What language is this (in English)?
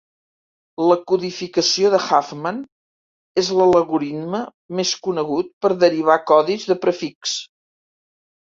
Catalan